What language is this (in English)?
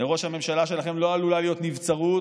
Hebrew